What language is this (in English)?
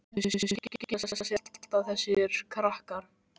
Icelandic